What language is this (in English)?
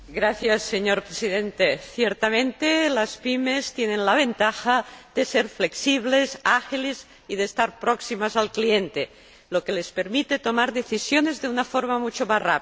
Spanish